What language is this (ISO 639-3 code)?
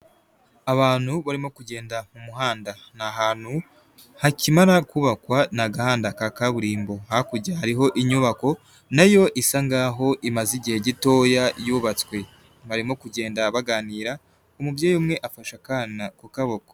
kin